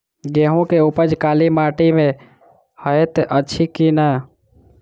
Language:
Maithili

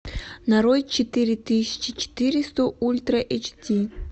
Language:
Russian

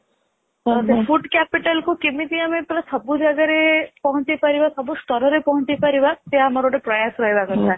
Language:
Odia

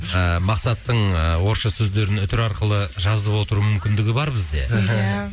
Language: Kazakh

